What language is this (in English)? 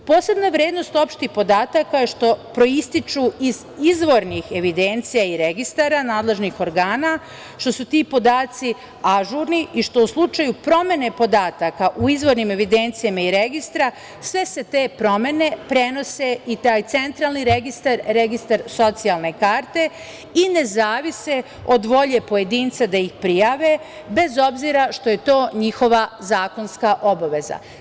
Serbian